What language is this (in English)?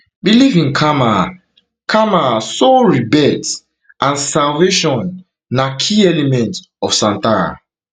Nigerian Pidgin